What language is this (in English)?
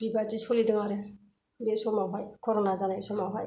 Bodo